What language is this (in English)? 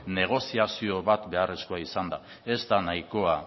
Basque